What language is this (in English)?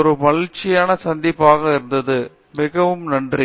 Tamil